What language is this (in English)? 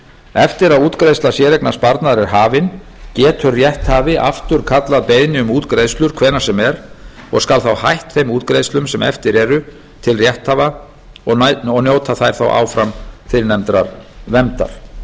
Icelandic